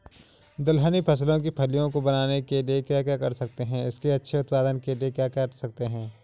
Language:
Hindi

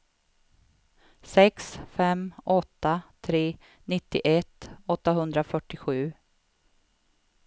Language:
Swedish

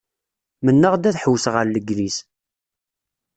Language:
Kabyle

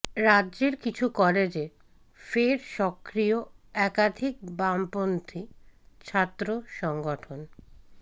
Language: Bangla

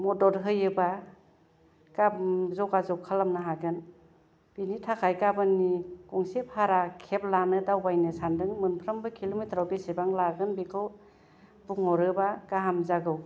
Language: Bodo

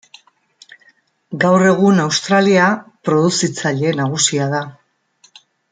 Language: Basque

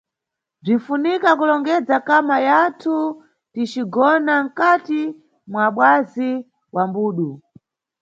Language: Nyungwe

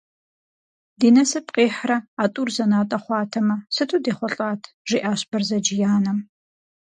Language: Kabardian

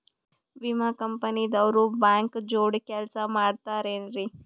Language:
Kannada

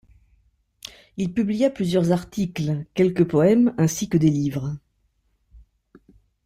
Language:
French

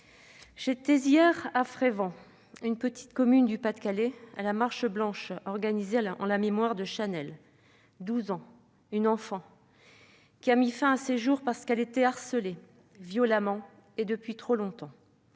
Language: French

